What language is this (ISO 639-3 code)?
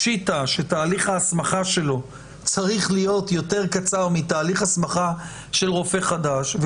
heb